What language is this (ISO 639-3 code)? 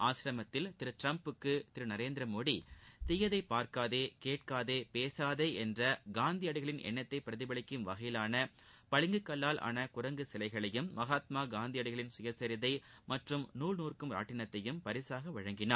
tam